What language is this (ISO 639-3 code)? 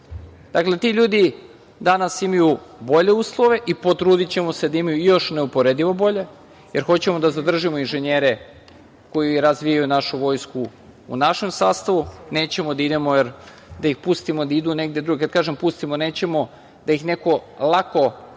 srp